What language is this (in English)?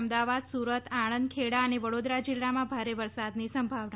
Gujarati